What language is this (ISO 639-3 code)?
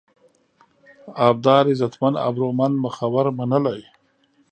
pus